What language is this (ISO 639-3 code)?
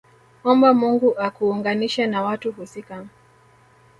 swa